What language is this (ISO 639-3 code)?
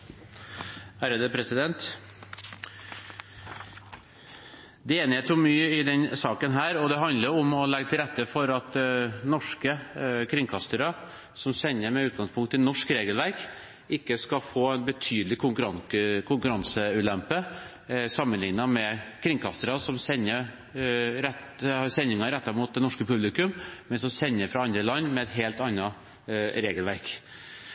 nob